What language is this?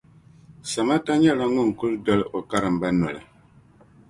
Dagbani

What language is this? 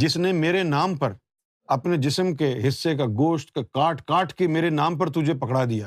Urdu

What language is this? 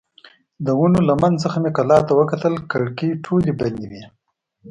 Pashto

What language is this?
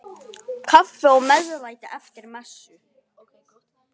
Icelandic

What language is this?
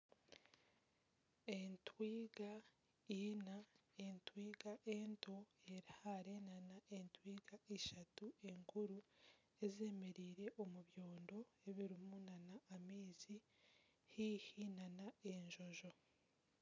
Nyankole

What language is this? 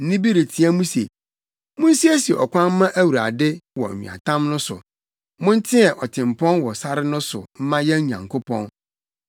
Akan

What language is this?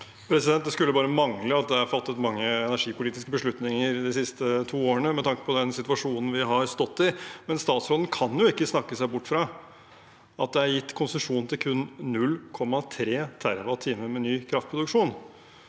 Norwegian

